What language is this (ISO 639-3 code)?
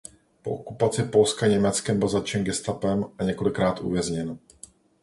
ces